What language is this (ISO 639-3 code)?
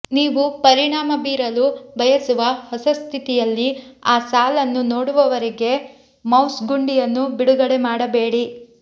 kan